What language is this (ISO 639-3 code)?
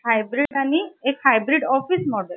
mar